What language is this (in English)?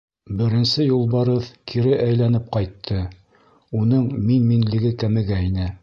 Bashkir